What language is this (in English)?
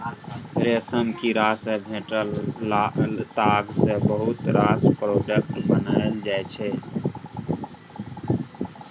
Maithili